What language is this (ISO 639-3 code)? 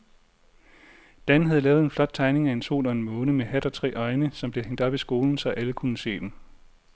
dan